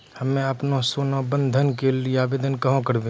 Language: Maithili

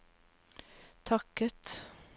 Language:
Norwegian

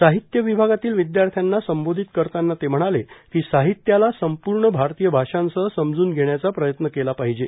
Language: Marathi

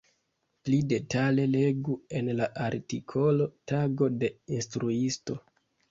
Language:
Esperanto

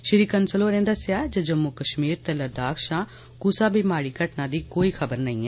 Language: Dogri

